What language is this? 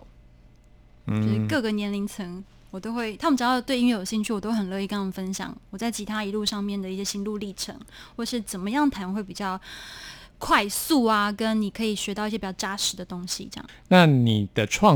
Chinese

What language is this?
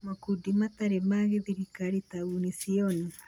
Kikuyu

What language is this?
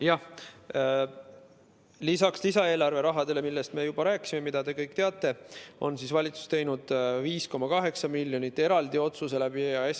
Estonian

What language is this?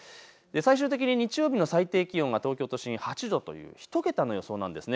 Japanese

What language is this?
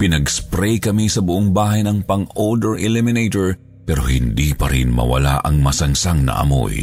Filipino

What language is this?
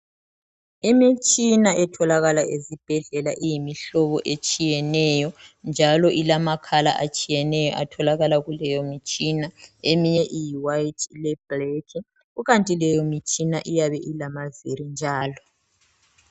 North Ndebele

